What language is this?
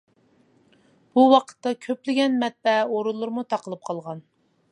Uyghur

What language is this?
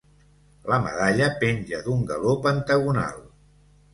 Catalan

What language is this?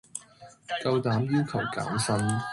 Cantonese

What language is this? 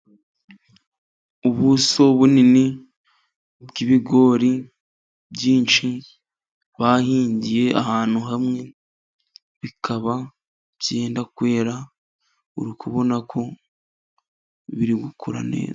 Kinyarwanda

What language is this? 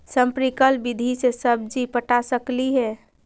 Magahi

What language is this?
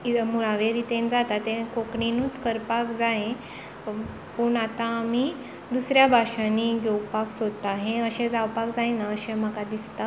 Konkani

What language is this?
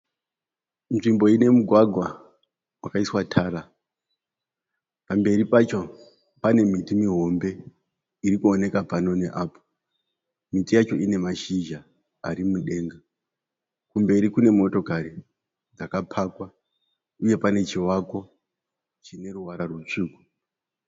Shona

